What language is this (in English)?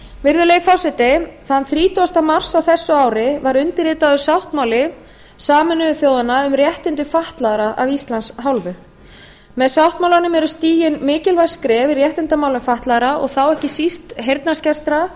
Icelandic